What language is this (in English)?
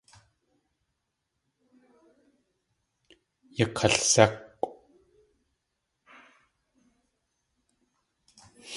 Tlingit